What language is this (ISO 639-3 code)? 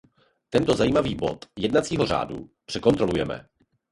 ces